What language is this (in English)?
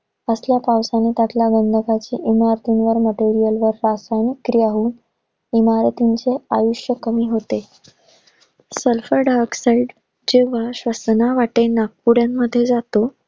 Marathi